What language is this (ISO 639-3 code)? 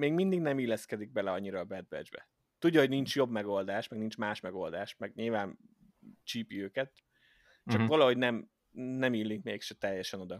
hun